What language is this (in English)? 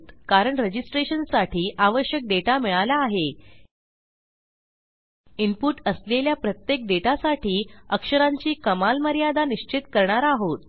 Marathi